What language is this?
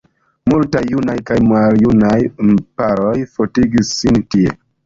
Esperanto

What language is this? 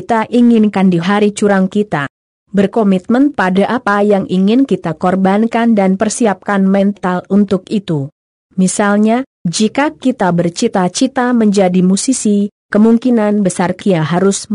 Indonesian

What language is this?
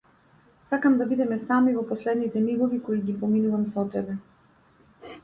Macedonian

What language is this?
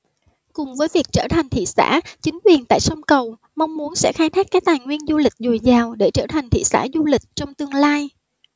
Vietnamese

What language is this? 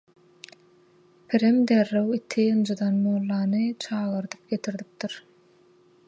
Turkmen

